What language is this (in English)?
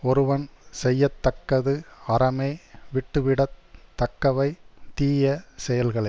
Tamil